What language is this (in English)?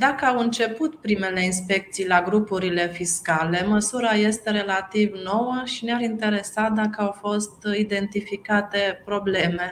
Romanian